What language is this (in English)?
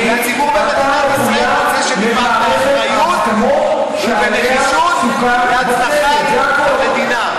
Hebrew